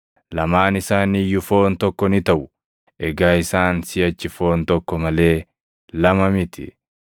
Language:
Oromo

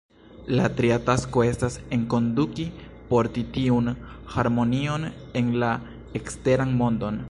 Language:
Esperanto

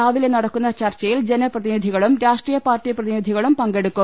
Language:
Malayalam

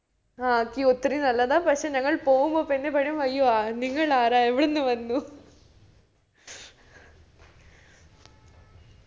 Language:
Malayalam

